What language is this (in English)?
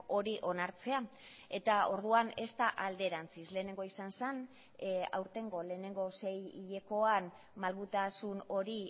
Basque